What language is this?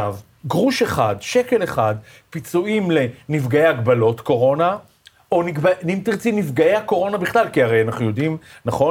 Hebrew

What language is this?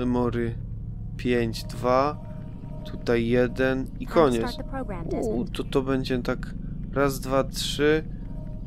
Polish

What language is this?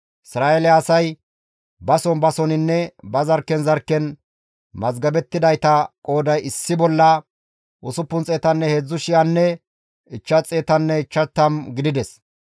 Gamo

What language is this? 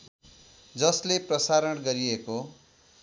Nepali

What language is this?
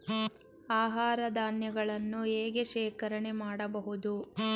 Kannada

